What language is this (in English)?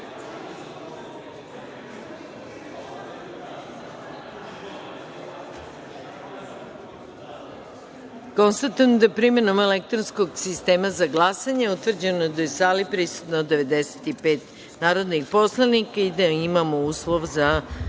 Serbian